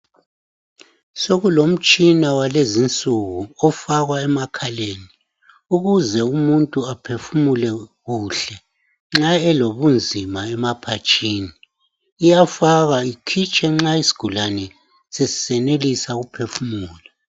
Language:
North Ndebele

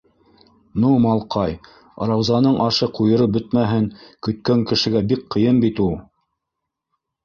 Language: Bashkir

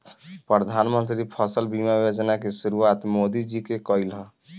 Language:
Bhojpuri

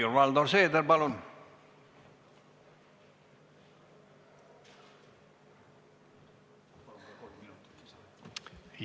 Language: Estonian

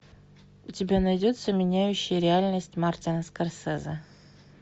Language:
Russian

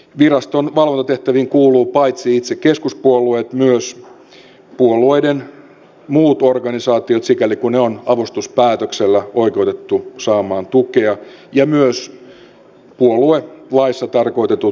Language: Finnish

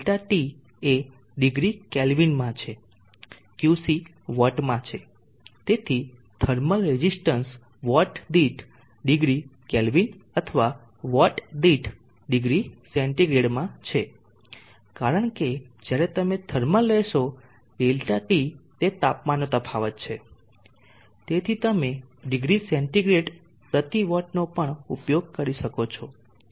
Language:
Gujarati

